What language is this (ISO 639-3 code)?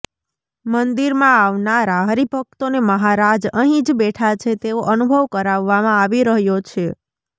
guj